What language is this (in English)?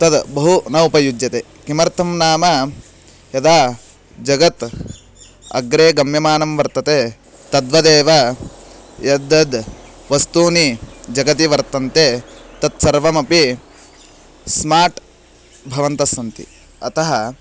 Sanskrit